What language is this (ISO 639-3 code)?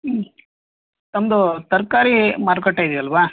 kan